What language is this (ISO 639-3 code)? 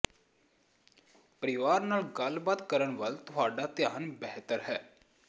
pan